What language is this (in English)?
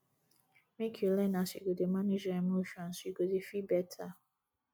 Nigerian Pidgin